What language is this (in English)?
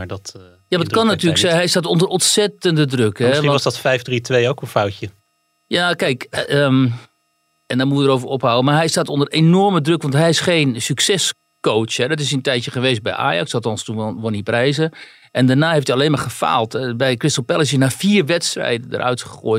Dutch